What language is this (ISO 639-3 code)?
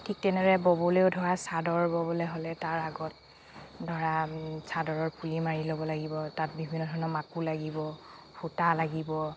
asm